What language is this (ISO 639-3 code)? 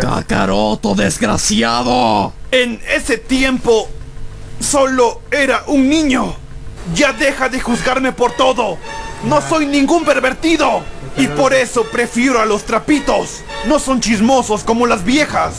spa